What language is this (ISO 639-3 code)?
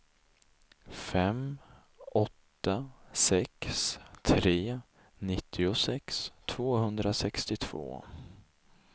swe